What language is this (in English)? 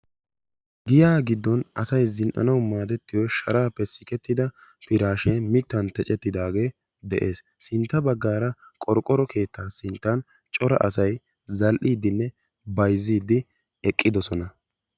Wolaytta